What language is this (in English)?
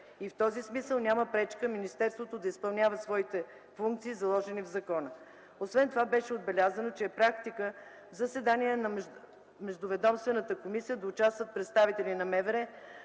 Bulgarian